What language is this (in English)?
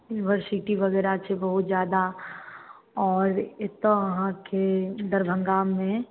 Maithili